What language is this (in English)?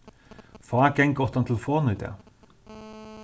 Faroese